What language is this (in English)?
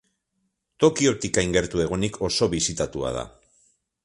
Basque